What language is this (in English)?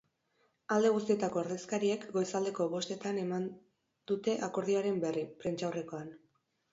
Basque